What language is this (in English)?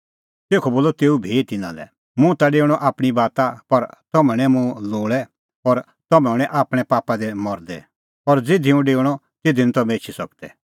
Kullu Pahari